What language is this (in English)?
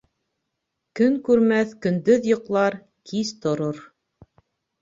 Bashkir